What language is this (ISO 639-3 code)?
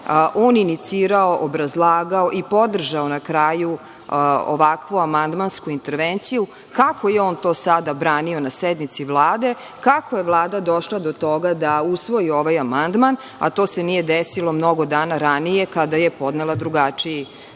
srp